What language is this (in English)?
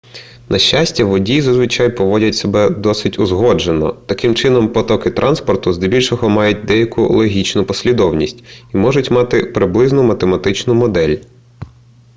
Ukrainian